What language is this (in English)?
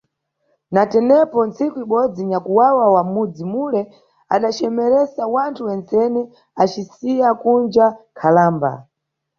Nyungwe